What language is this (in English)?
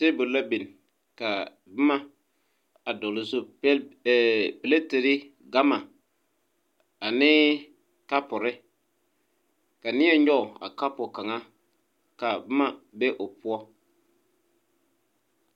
Southern Dagaare